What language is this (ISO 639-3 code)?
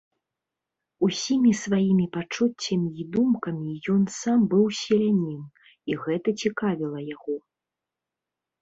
bel